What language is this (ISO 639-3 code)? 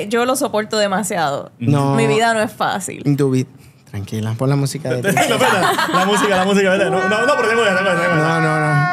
spa